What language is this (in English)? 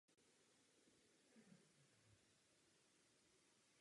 Czech